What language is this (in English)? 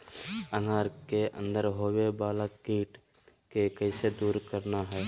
Magahi